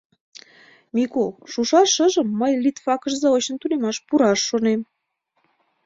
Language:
Mari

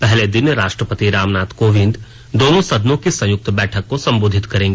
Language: Hindi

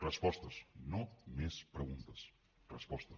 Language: Catalan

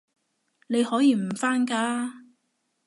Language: Cantonese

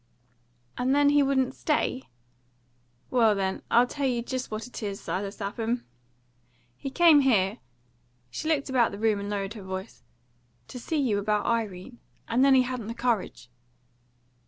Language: English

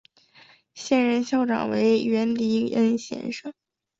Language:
Chinese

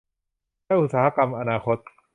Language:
Thai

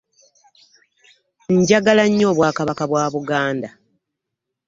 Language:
Ganda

